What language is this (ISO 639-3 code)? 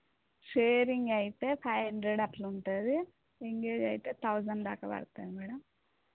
tel